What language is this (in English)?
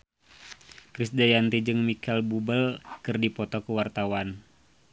Sundanese